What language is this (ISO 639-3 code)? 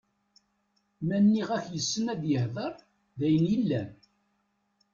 kab